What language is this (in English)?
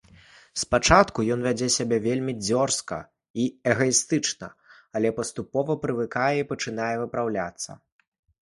Belarusian